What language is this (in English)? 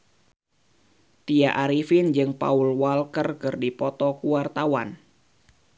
Sundanese